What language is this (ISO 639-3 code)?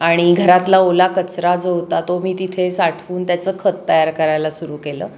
mar